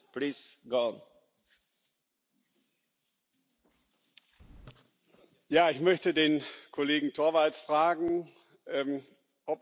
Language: German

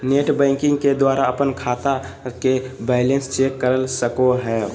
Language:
Magahi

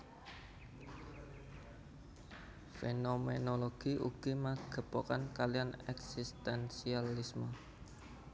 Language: Javanese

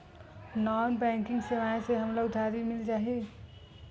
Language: Chhattisgarhi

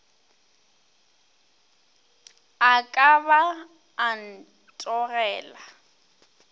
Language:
Northern Sotho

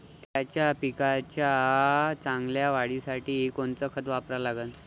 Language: Marathi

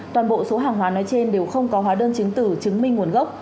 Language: Vietnamese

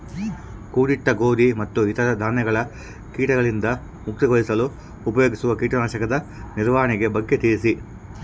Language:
Kannada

